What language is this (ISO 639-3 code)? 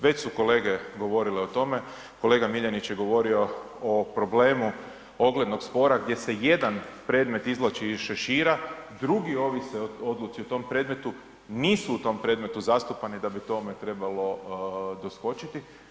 hrv